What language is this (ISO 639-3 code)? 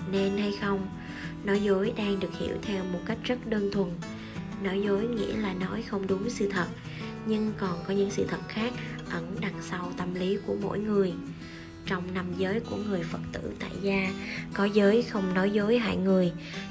vie